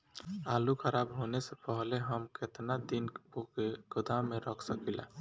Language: Bhojpuri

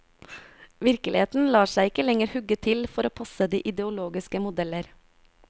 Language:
Norwegian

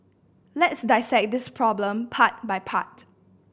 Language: English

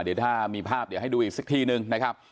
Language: Thai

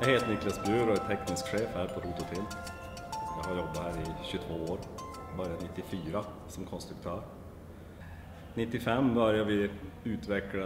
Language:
Swedish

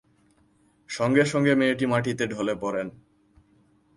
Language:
Bangla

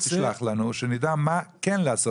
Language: Hebrew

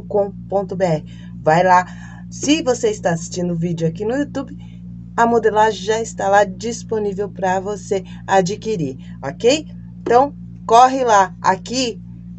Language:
Portuguese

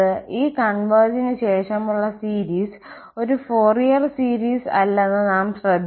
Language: Malayalam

